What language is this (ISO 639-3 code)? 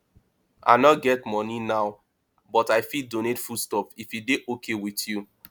pcm